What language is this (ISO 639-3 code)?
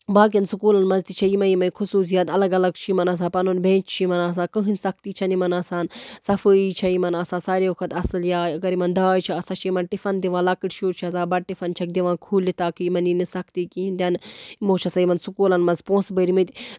kas